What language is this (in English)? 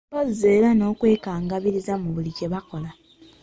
Ganda